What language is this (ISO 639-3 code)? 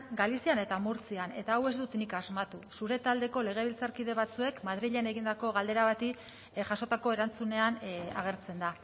eus